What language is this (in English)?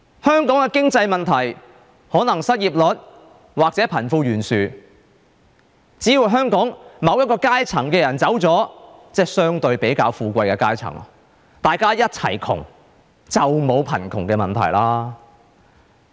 Cantonese